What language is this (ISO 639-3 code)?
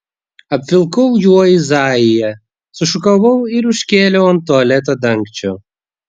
lit